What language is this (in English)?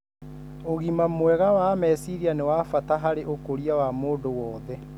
Kikuyu